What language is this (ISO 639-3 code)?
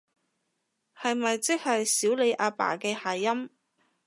yue